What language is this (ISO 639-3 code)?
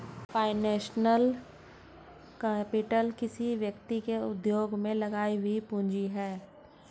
hin